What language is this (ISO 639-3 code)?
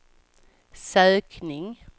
swe